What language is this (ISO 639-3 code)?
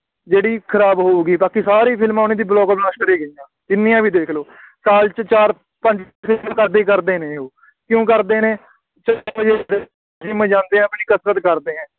pan